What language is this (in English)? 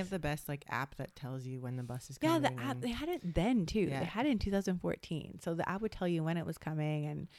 English